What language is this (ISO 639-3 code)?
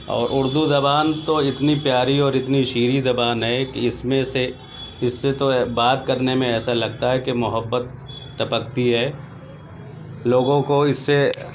urd